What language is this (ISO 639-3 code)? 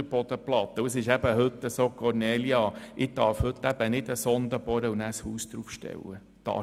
gsw